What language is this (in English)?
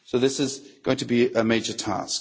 English